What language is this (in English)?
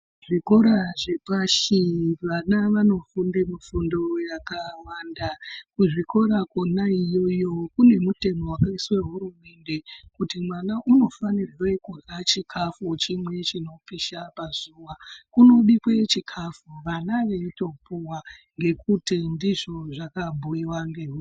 Ndau